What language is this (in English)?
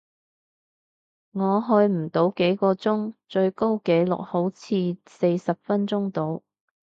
Cantonese